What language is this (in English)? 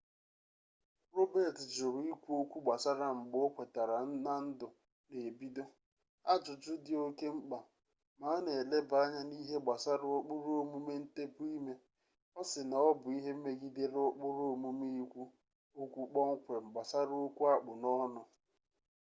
Igbo